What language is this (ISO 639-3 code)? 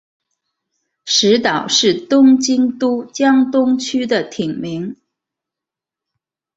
zho